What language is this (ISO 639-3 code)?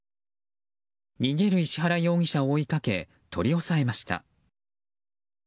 jpn